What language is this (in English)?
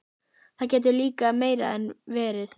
Icelandic